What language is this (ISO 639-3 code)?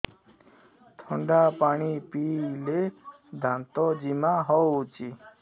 ori